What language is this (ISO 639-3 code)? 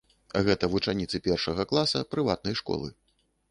bel